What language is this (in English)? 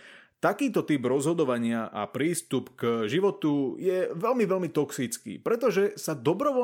Slovak